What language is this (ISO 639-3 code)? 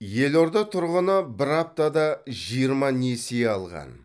kaz